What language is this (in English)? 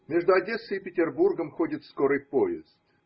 Russian